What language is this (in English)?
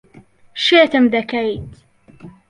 Central Kurdish